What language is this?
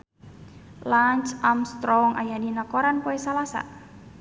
Sundanese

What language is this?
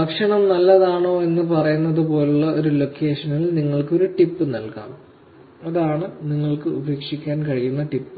Malayalam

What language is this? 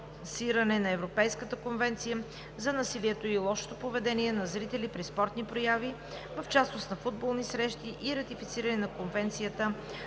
Bulgarian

